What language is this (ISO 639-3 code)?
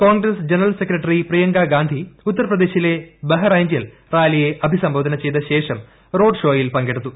mal